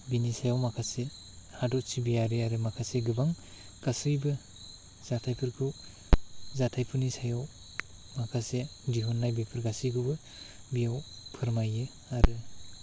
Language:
Bodo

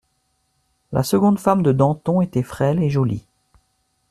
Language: French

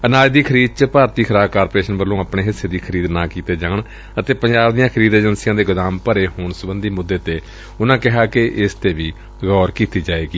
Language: Punjabi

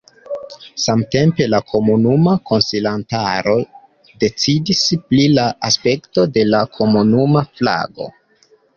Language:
Esperanto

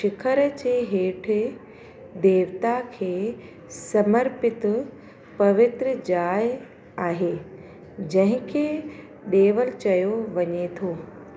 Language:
Sindhi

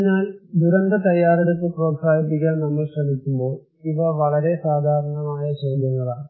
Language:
Malayalam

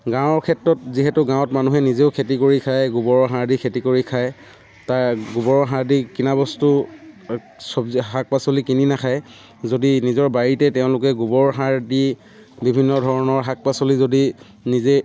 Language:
Assamese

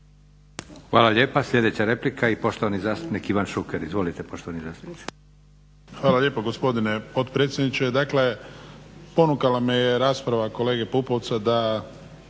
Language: Croatian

